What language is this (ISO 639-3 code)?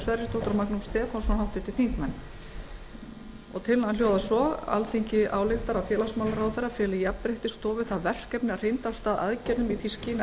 isl